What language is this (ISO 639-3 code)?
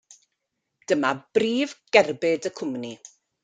cym